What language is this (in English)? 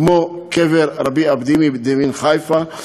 Hebrew